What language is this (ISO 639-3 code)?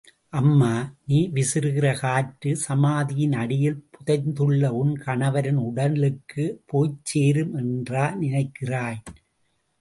tam